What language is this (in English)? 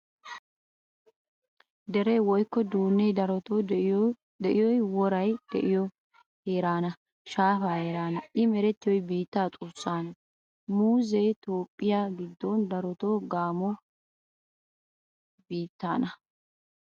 Wolaytta